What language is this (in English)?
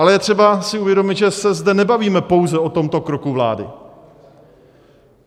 Czech